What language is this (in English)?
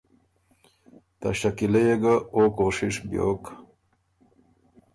Ormuri